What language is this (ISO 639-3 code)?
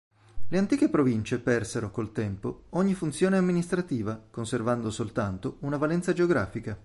ita